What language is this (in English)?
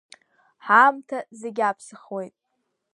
Abkhazian